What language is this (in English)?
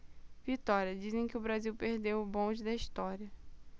Portuguese